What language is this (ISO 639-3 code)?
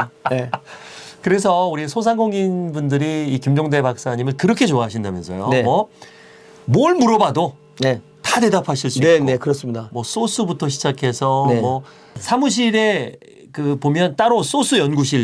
kor